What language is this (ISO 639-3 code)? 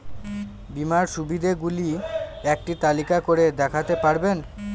ben